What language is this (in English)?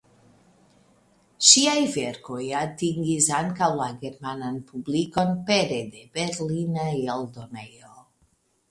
Esperanto